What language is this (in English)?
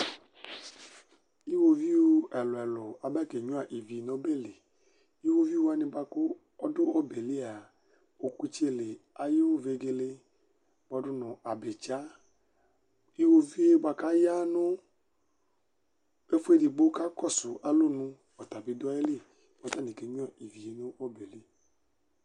Ikposo